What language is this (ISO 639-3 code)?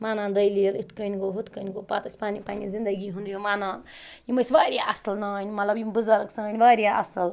kas